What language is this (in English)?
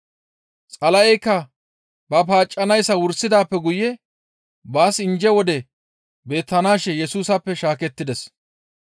Gamo